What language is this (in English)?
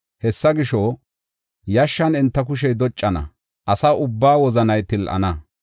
Gofa